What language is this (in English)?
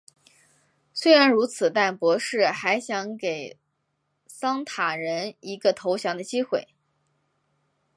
Chinese